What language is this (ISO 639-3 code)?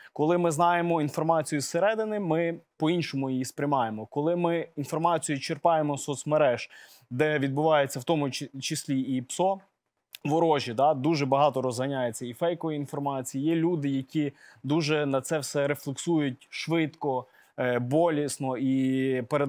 ukr